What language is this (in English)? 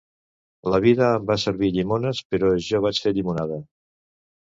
Catalan